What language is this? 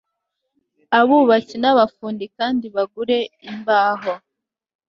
Kinyarwanda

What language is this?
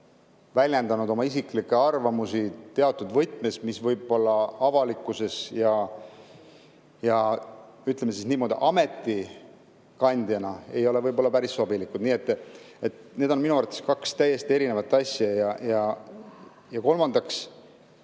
Estonian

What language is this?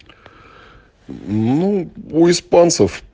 Russian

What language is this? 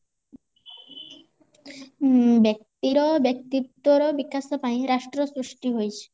Odia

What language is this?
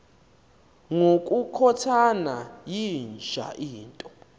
Xhosa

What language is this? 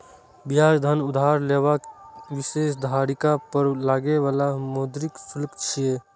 Maithili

